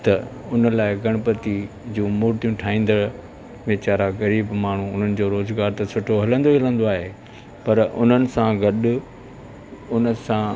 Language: Sindhi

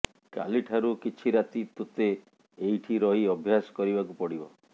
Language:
Odia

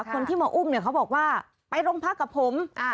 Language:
Thai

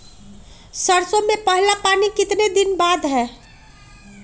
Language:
Magahi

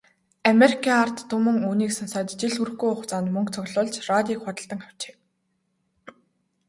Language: Mongolian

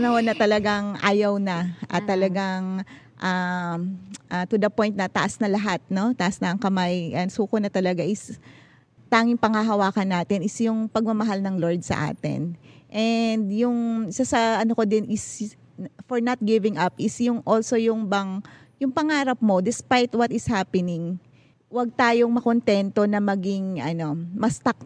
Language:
Filipino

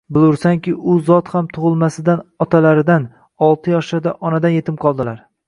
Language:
Uzbek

